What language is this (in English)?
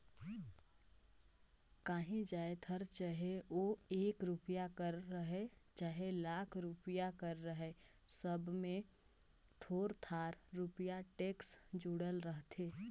Chhattisgarhi